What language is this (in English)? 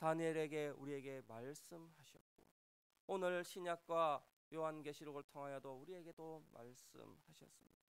Korean